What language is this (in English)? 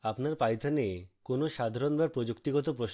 Bangla